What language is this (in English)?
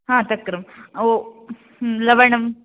Sanskrit